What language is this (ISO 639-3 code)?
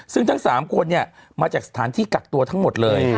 tha